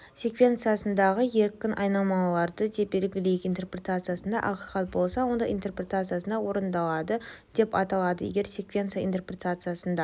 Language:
Kazakh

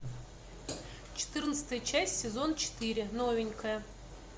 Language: Russian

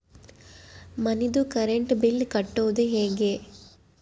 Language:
Kannada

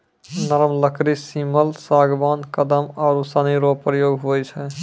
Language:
Maithili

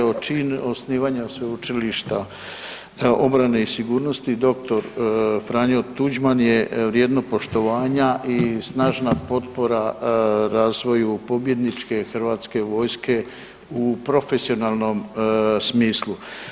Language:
Croatian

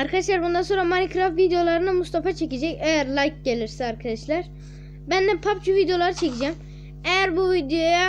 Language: Turkish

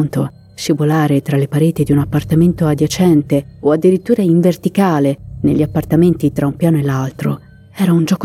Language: Italian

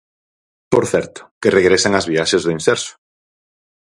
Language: Galician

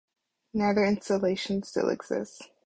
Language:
English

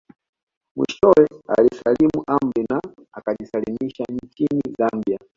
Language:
Swahili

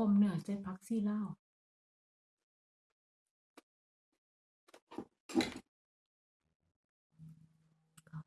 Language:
Thai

